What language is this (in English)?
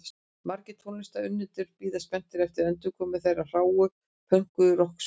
Icelandic